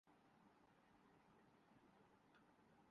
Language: Urdu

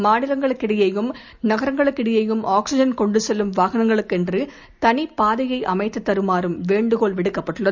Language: Tamil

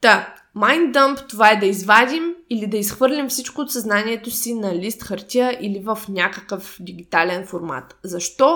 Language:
Bulgarian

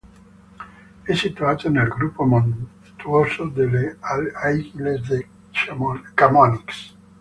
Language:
Italian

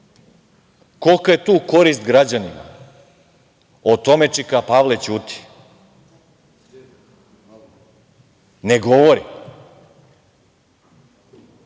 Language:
Serbian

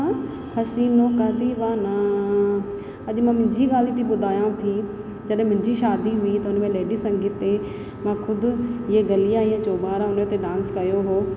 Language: Sindhi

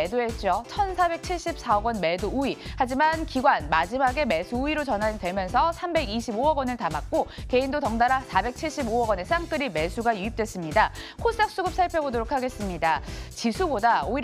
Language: Korean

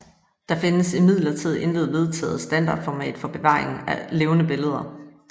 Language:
Danish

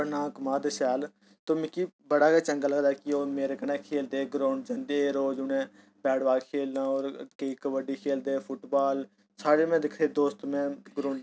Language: Dogri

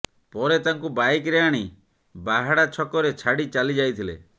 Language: Odia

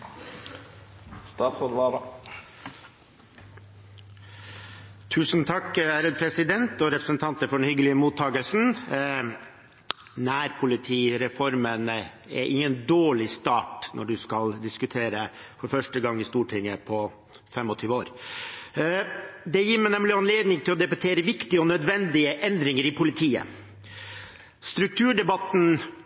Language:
Norwegian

